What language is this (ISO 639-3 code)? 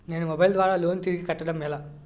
tel